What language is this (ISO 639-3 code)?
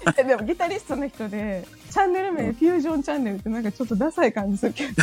jpn